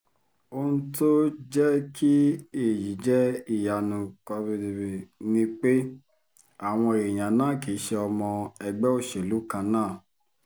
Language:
Yoruba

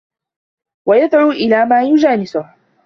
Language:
Arabic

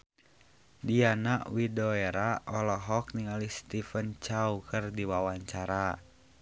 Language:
Sundanese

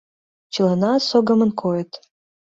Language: Mari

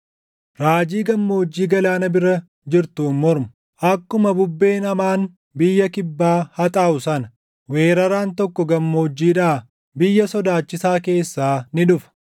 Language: Oromo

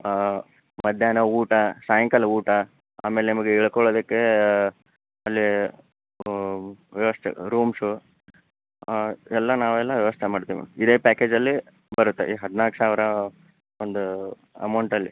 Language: Kannada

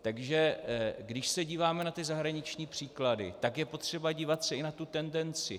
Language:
Czech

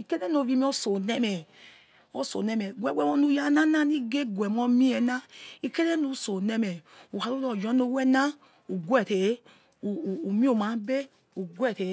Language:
Yekhee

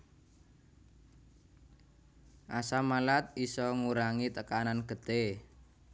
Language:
Javanese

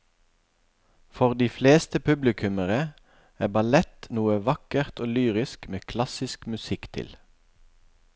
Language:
Norwegian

